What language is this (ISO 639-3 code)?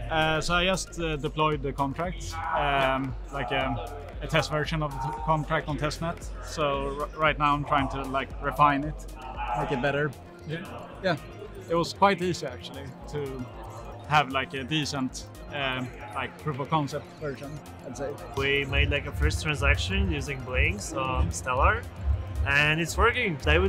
eng